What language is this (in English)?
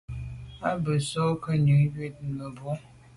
Medumba